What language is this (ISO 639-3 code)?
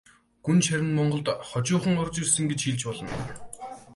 mon